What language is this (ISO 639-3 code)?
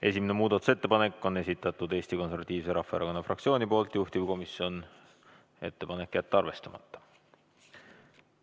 est